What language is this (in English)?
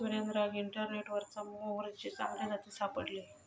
Marathi